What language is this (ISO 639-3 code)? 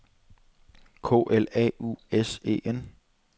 dan